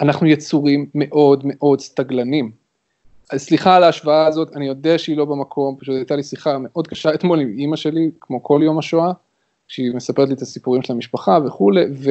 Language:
Hebrew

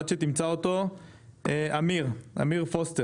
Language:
Hebrew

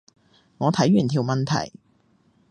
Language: Cantonese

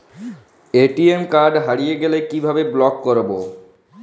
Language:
Bangla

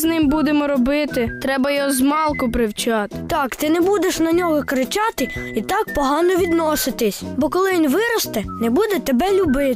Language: Ukrainian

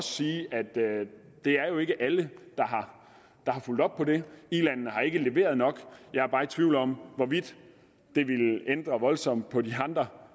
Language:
Danish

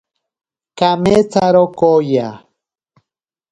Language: Ashéninka Perené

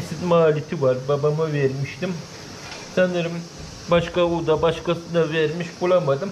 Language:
Turkish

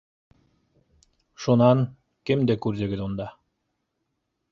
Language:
Bashkir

